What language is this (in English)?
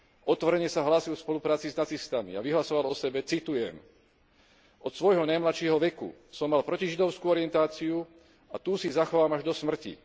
Slovak